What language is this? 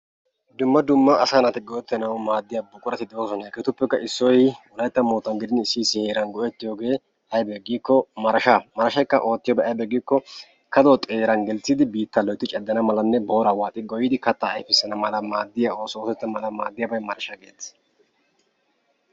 Wolaytta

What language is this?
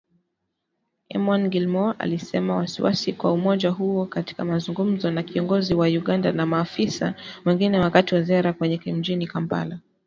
Swahili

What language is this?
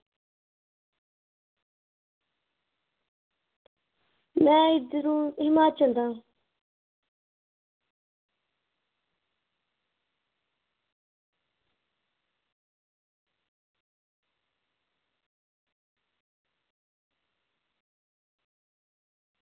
Dogri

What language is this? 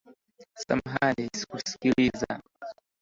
Swahili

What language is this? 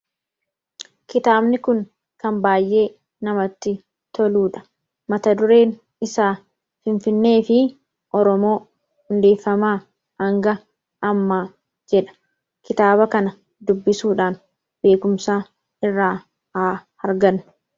Oromo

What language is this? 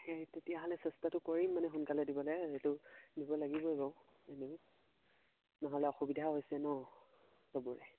Assamese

